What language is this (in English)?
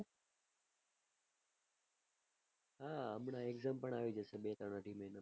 Gujarati